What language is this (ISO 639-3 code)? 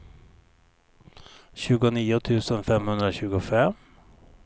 swe